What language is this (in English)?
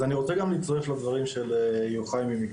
Hebrew